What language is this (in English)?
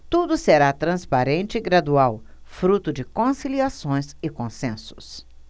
Portuguese